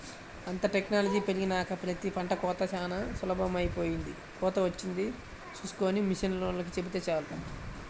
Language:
Telugu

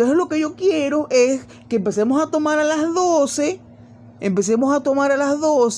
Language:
Spanish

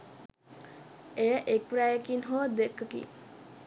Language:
Sinhala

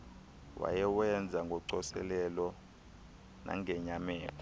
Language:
Xhosa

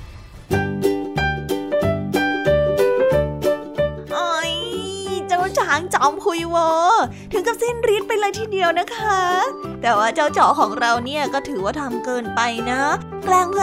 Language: Thai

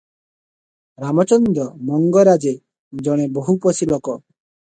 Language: Odia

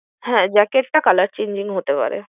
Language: Bangla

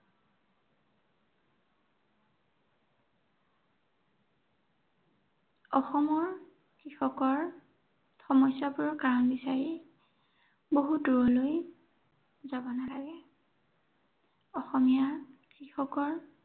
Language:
Assamese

